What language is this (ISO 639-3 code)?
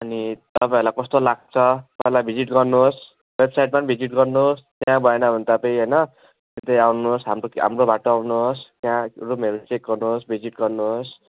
nep